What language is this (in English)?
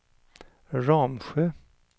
Swedish